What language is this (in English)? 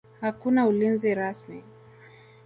Swahili